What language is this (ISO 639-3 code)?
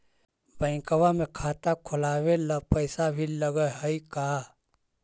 mag